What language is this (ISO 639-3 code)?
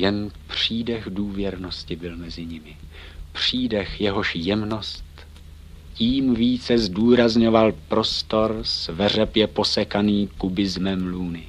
ces